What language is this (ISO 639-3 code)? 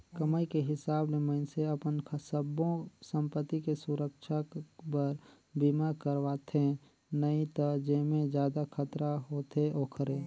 hne